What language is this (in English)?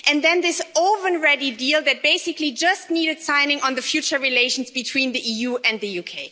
English